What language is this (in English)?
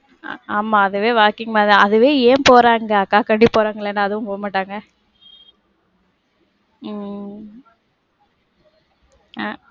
Tamil